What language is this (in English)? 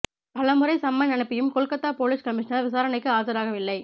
Tamil